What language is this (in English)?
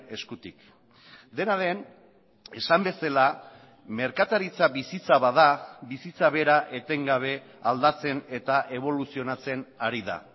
Basque